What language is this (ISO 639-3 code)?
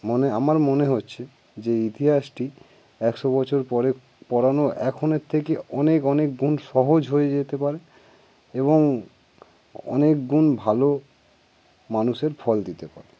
ben